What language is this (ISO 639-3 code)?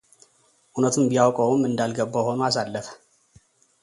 amh